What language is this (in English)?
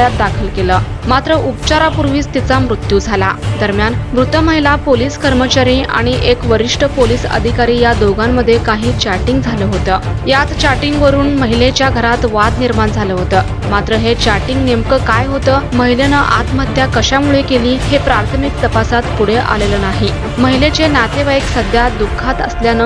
Romanian